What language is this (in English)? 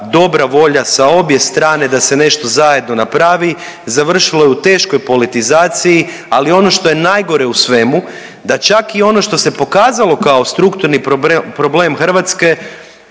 Croatian